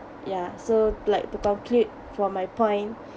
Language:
English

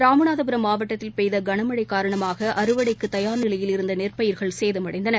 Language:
Tamil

